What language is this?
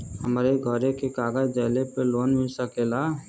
Bhojpuri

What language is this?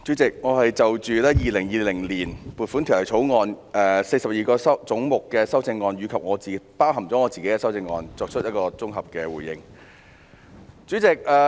Cantonese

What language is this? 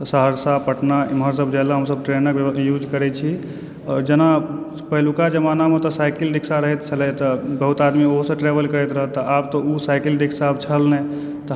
Maithili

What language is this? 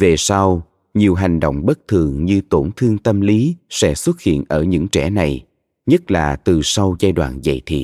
Vietnamese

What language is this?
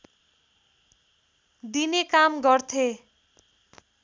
Nepali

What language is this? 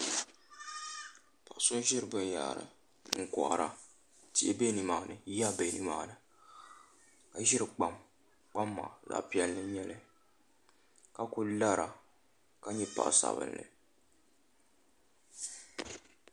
Dagbani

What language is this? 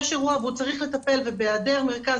Hebrew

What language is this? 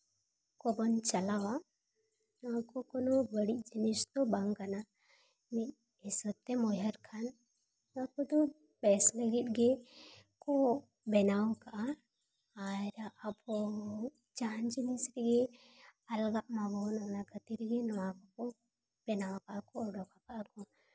Santali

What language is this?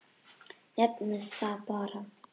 Icelandic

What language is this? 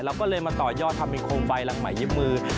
Thai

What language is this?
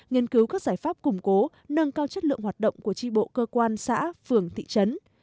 Vietnamese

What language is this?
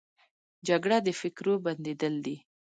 Pashto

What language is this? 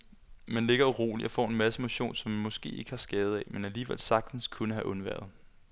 Danish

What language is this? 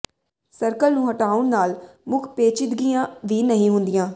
Punjabi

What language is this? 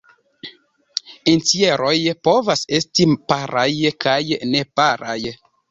Esperanto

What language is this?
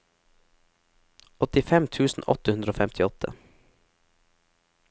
Norwegian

